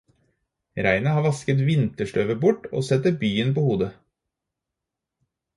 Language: Norwegian Bokmål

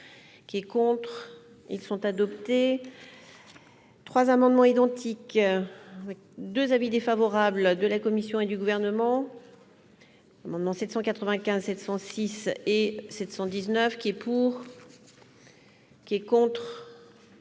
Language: French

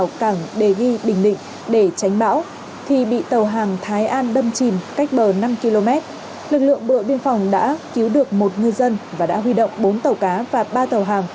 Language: Vietnamese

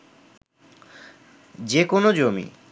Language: Bangla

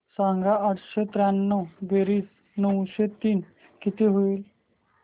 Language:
Marathi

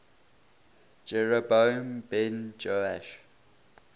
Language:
English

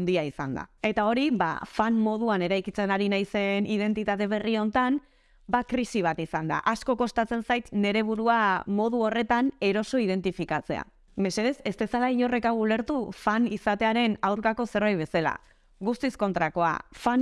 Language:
Basque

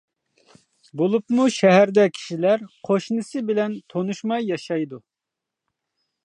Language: Uyghur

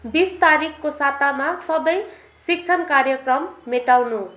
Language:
Nepali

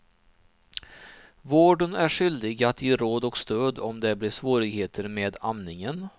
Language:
Swedish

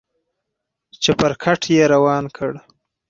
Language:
Pashto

